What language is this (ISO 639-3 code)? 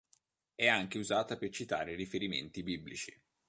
ita